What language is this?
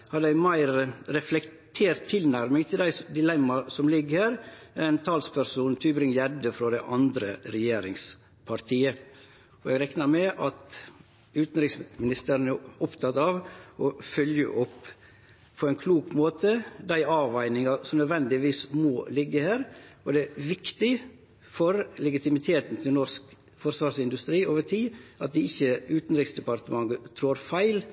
Norwegian Nynorsk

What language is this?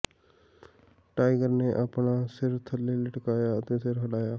Punjabi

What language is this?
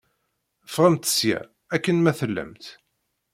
Kabyle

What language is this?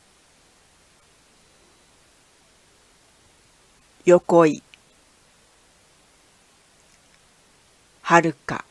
Japanese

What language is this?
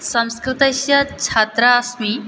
Sanskrit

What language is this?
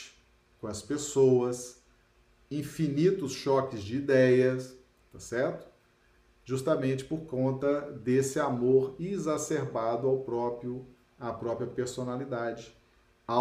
Portuguese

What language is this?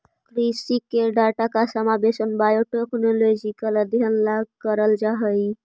Magahi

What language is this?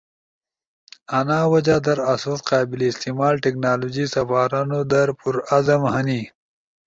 Ushojo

